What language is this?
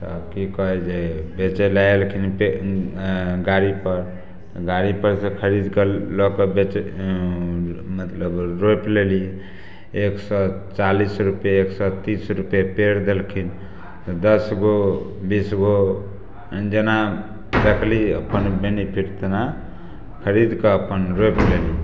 Maithili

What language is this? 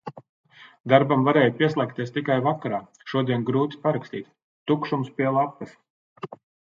Latvian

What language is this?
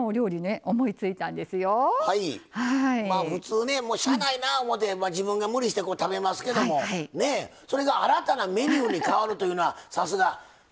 Japanese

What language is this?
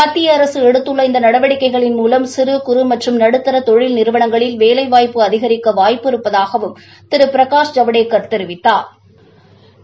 Tamil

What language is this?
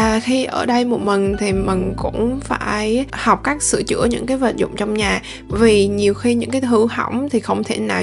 Vietnamese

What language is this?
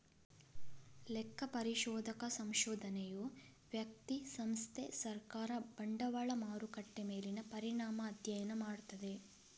Kannada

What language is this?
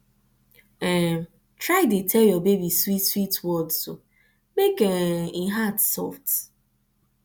Nigerian Pidgin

